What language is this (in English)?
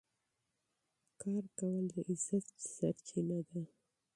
Pashto